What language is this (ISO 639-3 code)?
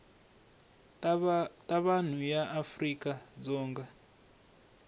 tso